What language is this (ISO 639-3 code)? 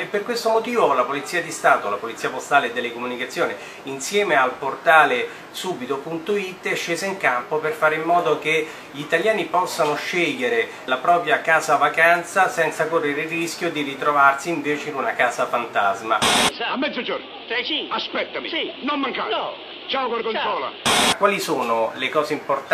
ita